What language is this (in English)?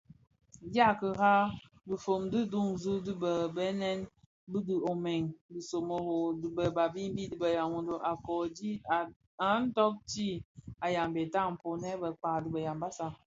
Bafia